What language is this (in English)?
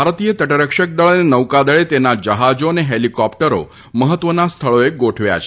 Gujarati